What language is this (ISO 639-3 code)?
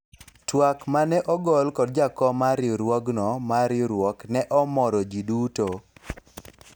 luo